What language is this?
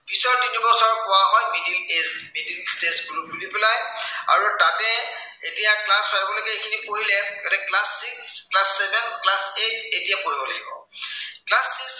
Assamese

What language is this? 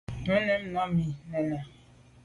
Medumba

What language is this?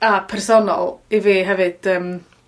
Welsh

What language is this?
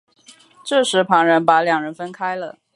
Chinese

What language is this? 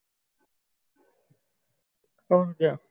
Punjabi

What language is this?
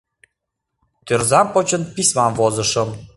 Mari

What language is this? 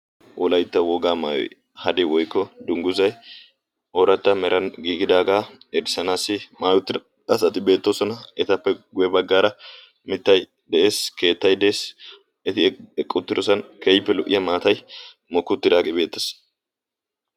Wolaytta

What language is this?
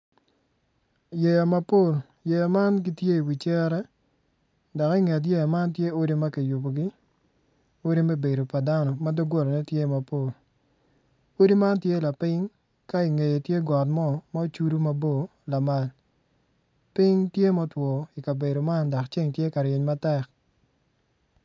Acoli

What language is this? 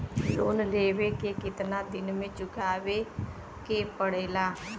Bhojpuri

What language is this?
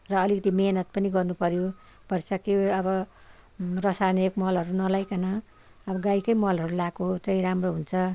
Nepali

